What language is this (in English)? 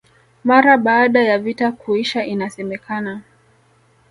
Swahili